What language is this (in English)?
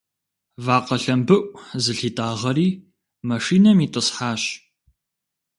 Kabardian